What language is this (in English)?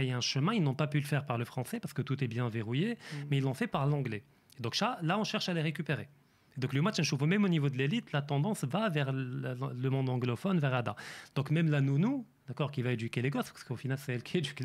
French